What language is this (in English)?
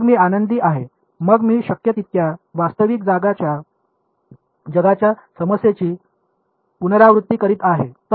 Marathi